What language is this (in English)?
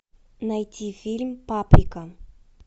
Russian